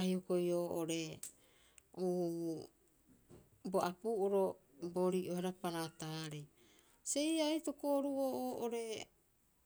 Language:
Rapoisi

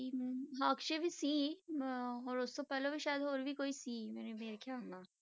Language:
Punjabi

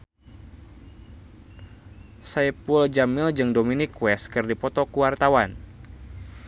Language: Sundanese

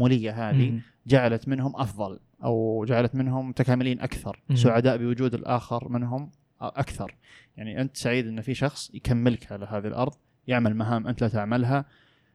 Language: Arabic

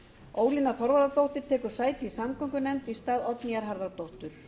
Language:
Icelandic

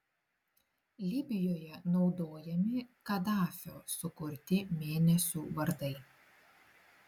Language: Lithuanian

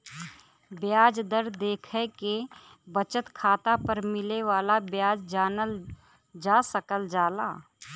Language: Bhojpuri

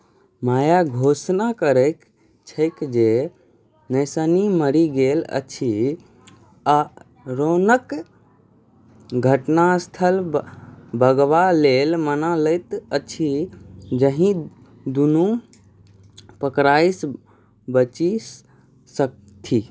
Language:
Maithili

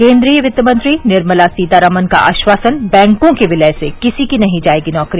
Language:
Hindi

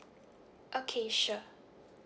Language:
English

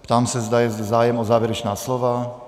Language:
Czech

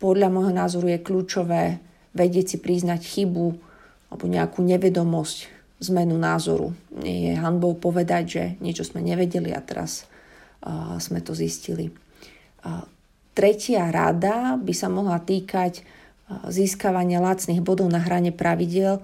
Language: Slovak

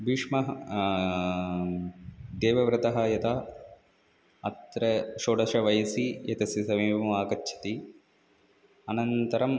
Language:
Sanskrit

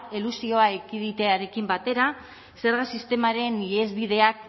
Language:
Basque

